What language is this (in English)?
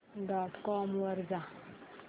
Marathi